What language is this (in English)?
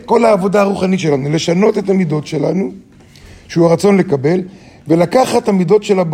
Hebrew